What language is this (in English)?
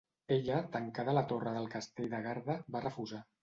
Catalan